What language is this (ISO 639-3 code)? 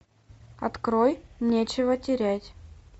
rus